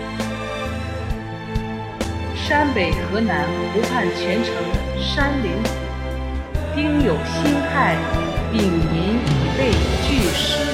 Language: Chinese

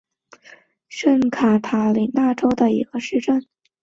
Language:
Chinese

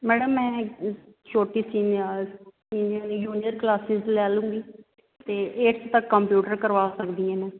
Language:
Punjabi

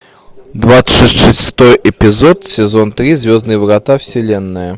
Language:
Russian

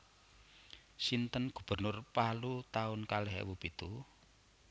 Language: Javanese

